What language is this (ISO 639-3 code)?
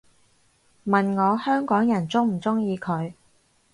yue